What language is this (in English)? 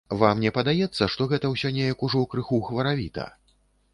Belarusian